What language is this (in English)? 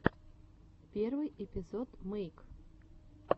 Russian